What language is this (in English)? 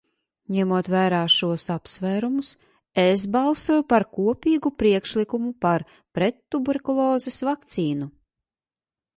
Latvian